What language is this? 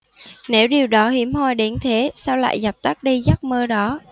Vietnamese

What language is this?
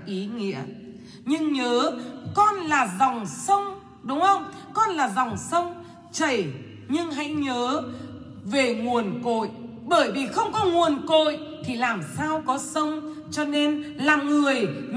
Vietnamese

